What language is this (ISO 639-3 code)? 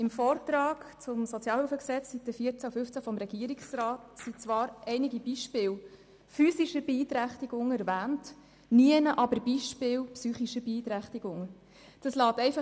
gsw